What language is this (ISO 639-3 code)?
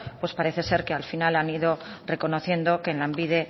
spa